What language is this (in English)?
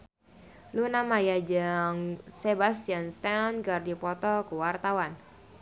Sundanese